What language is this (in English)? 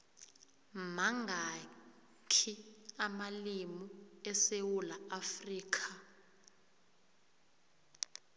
South Ndebele